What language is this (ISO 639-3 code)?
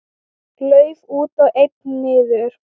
isl